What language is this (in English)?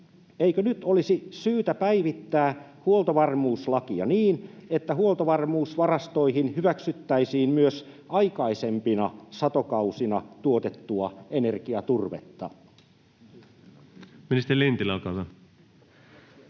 Finnish